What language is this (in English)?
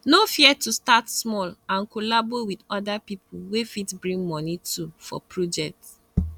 Nigerian Pidgin